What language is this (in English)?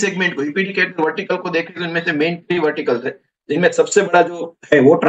Hindi